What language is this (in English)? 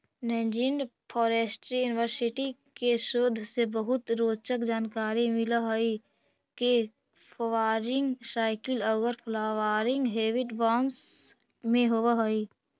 Magahi